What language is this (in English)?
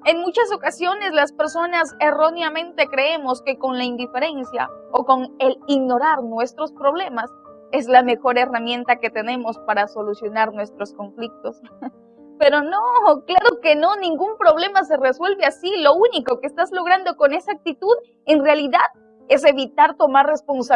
Spanish